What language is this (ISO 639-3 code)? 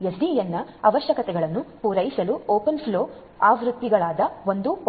kan